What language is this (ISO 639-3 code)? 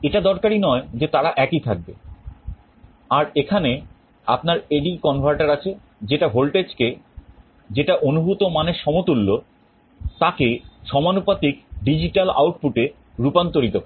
ben